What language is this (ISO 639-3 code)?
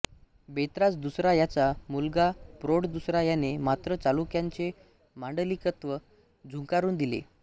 mar